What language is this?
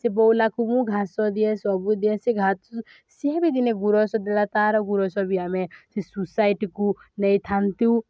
Odia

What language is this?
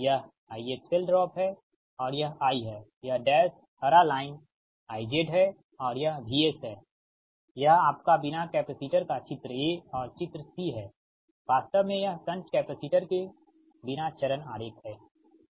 Hindi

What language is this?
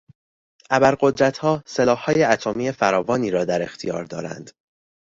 Persian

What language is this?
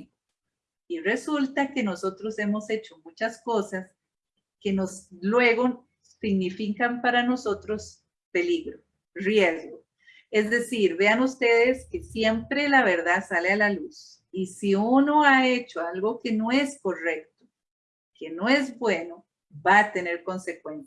Spanish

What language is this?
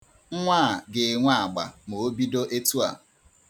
Igbo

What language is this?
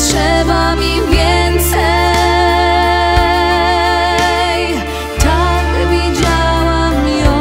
Polish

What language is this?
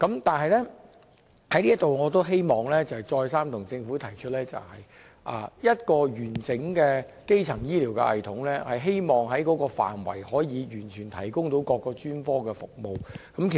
Cantonese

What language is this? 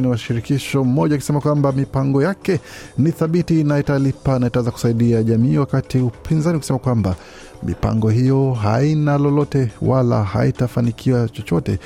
Swahili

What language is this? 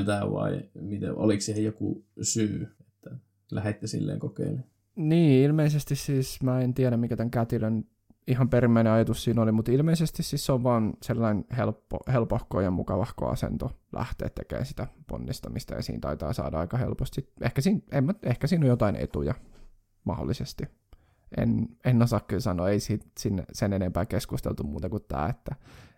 Finnish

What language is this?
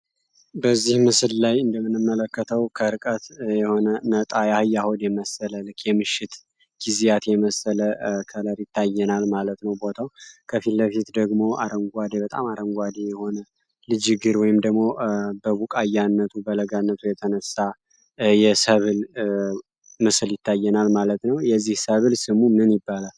Amharic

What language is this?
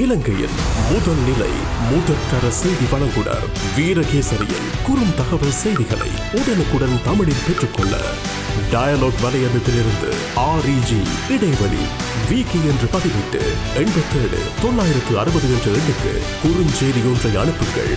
Tamil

